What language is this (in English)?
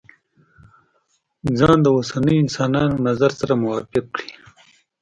Pashto